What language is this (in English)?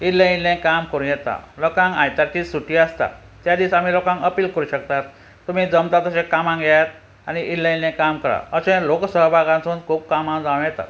Konkani